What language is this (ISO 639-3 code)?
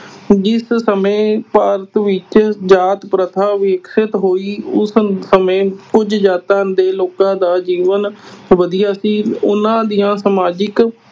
pan